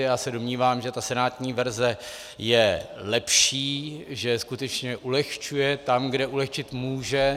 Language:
Czech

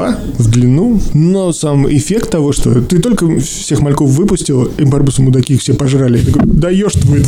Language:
Russian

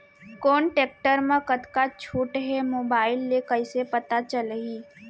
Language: Chhattisgarhi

